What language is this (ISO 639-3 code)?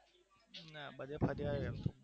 guj